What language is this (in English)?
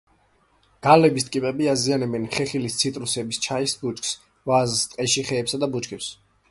Georgian